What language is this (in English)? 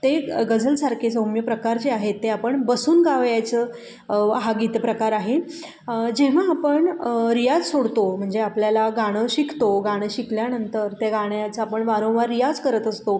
Marathi